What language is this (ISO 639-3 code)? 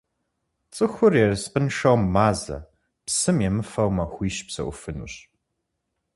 kbd